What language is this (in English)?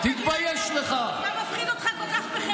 Hebrew